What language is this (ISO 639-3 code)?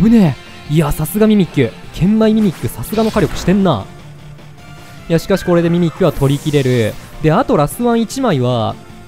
jpn